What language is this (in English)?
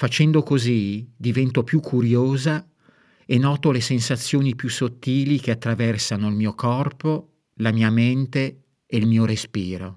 Italian